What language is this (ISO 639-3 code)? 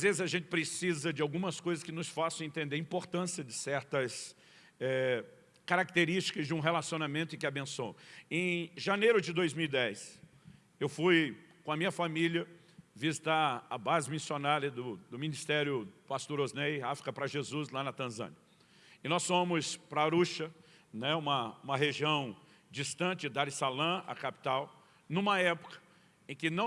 por